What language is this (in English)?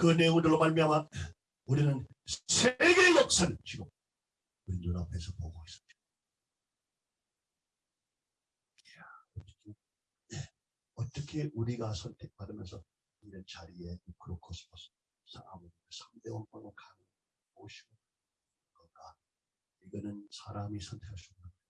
Korean